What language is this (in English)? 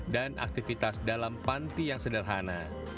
Indonesian